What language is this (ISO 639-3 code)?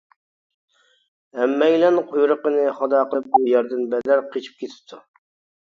uig